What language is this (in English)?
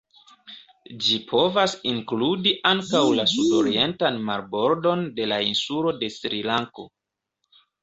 Esperanto